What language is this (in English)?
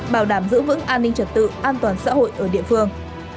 Vietnamese